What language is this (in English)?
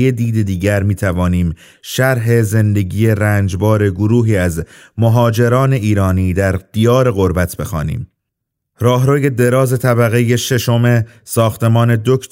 Persian